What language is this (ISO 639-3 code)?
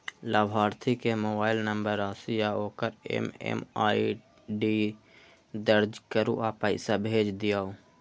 mai